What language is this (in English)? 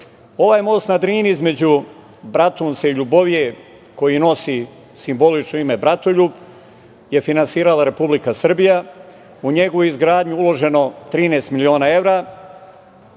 Serbian